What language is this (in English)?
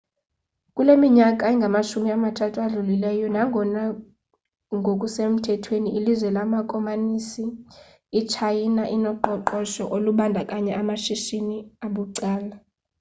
Xhosa